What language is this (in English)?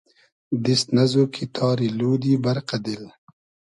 Hazaragi